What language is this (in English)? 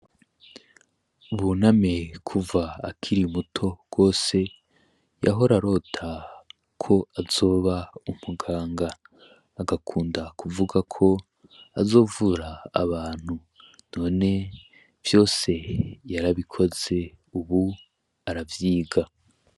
Rundi